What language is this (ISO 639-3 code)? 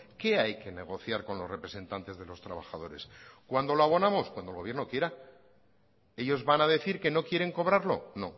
spa